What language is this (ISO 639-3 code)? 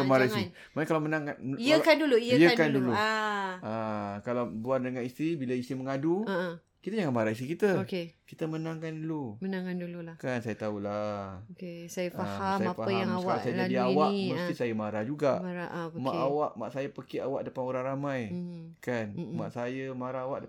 msa